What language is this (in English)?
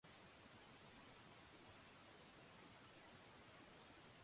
Japanese